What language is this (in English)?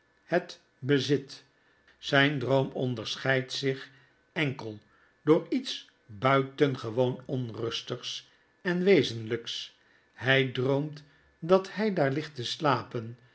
Dutch